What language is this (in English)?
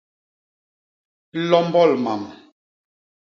Basaa